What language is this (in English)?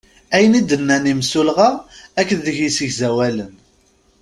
Kabyle